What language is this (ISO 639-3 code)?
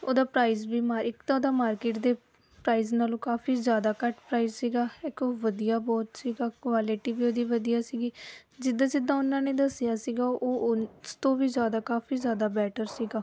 pan